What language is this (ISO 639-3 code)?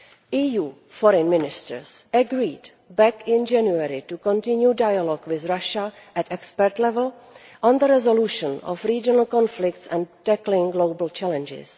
eng